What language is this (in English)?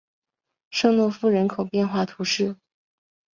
Chinese